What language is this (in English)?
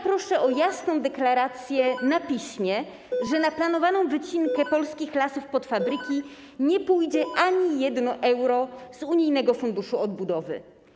Polish